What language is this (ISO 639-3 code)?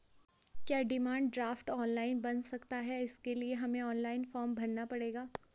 hin